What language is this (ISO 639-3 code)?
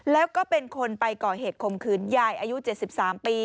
tha